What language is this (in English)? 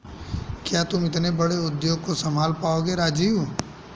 Hindi